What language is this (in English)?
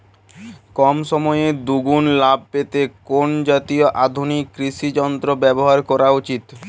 Bangla